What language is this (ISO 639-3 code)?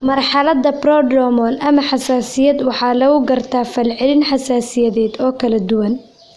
som